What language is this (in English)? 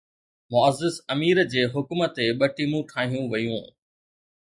Sindhi